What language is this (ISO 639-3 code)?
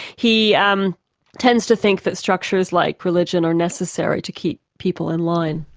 eng